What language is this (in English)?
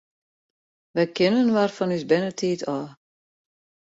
Western Frisian